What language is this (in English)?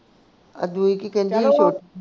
Punjabi